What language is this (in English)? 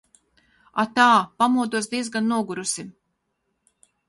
Latvian